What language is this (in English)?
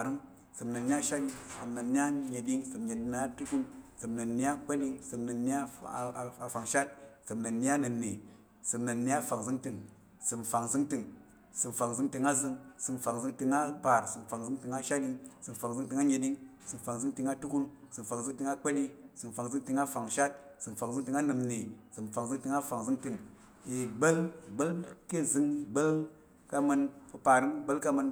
Tarok